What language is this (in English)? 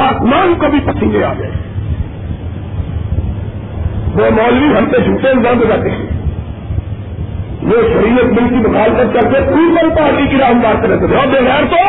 Urdu